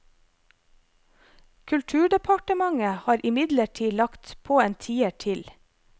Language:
Norwegian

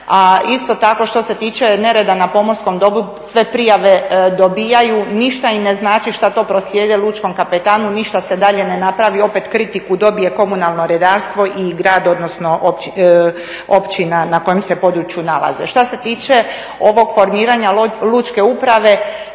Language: Croatian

